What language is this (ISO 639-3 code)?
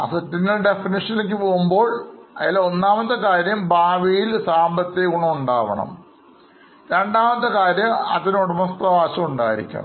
mal